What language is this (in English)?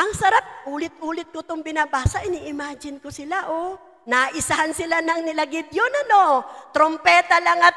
Filipino